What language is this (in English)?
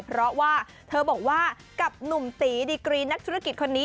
Thai